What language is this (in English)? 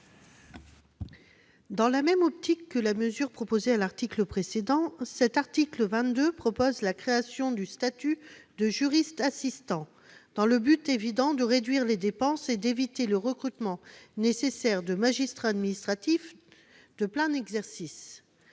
French